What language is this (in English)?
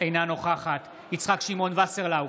Hebrew